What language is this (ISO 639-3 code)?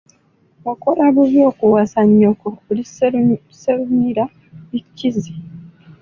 lug